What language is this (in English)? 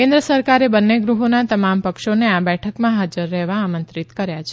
Gujarati